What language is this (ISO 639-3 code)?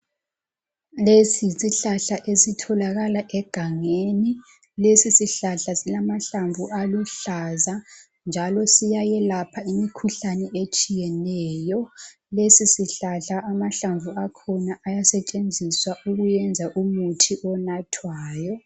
nde